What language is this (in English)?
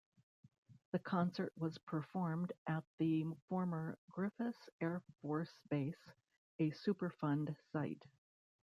English